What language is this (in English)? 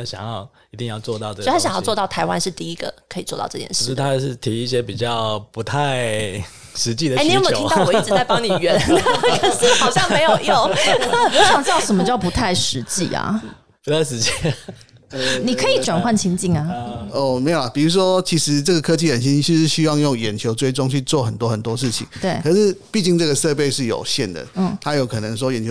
Chinese